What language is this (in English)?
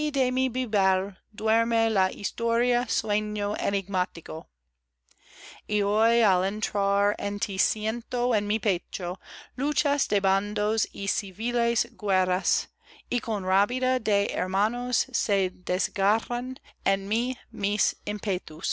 Spanish